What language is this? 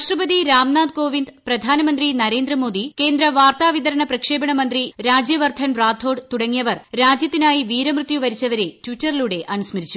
Malayalam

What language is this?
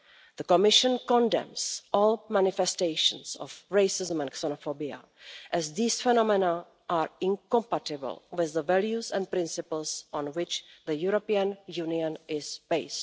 English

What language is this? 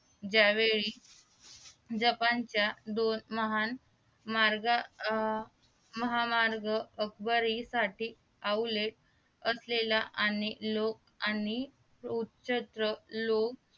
Marathi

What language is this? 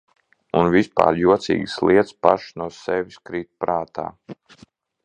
Latvian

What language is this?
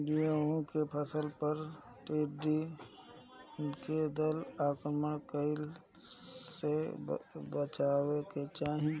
Bhojpuri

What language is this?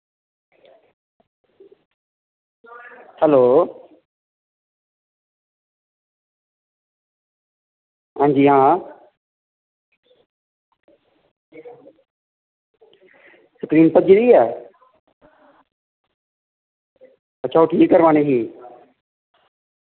Dogri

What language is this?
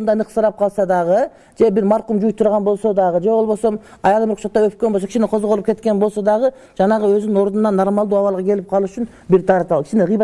Arabic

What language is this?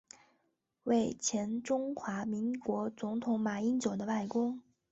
Chinese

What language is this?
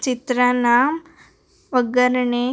Kannada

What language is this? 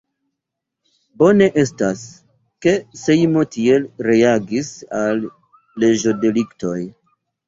Esperanto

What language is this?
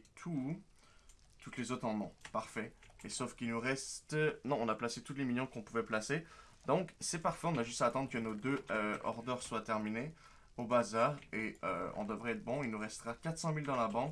French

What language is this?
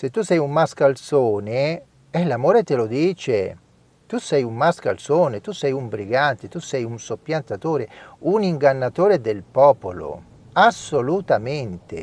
Italian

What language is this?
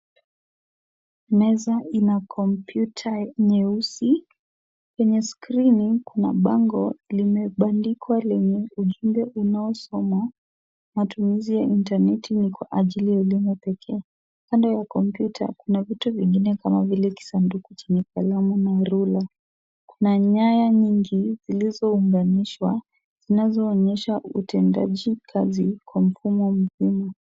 Swahili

